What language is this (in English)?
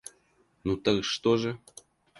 Russian